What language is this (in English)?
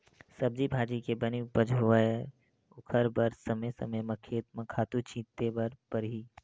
Chhattisgarhi